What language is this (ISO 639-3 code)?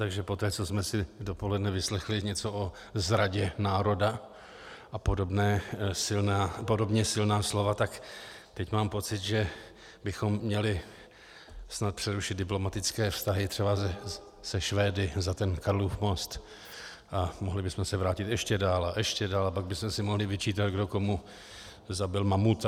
ces